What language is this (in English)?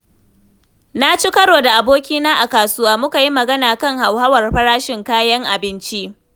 Hausa